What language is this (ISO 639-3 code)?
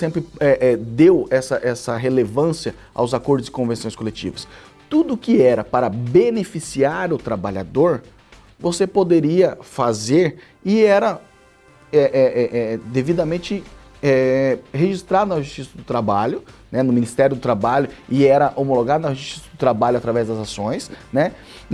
por